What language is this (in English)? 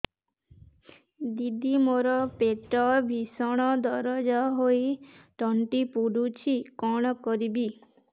Odia